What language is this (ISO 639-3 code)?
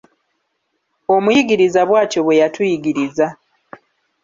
lug